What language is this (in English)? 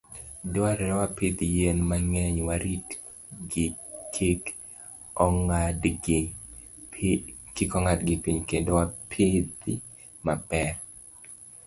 Luo (Kenya and Tanzania)